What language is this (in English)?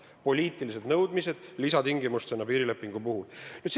Estonian